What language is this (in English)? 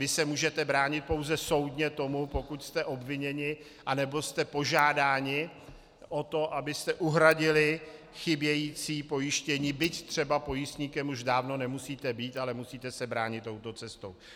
Czech